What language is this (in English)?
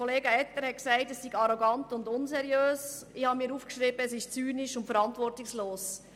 Swiss German